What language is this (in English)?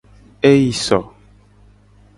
Gen